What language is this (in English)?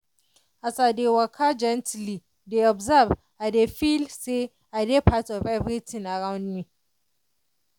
Nigerian Pidgin